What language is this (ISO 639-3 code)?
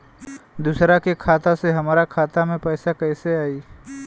bho